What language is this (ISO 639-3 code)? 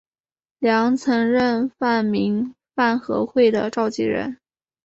zho